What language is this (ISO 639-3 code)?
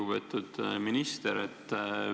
est